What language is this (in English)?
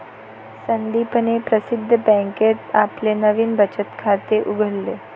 Marathi